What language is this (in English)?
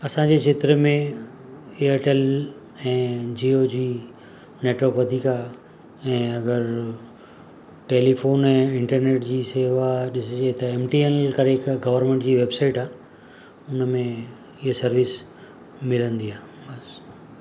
Sindhi